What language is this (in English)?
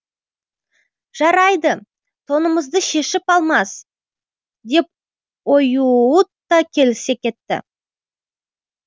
Kazakh